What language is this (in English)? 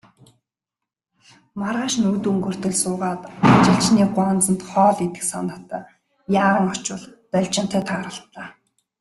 Mongolian